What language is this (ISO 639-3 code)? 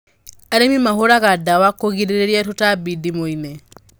kik